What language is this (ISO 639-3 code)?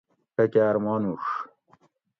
gwc